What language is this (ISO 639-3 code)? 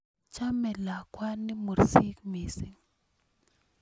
kln